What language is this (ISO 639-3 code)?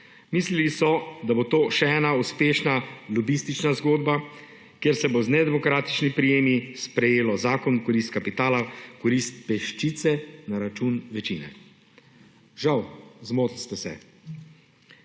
slv